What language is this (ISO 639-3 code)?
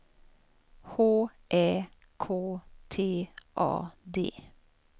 swe